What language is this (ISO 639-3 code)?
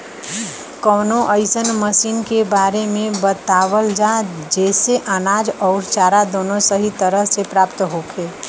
bho